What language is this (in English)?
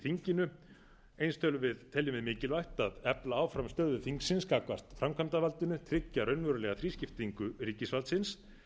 Icelandic